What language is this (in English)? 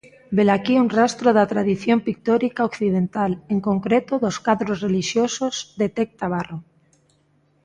Galician